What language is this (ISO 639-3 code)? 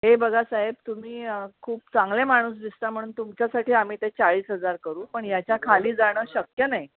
mar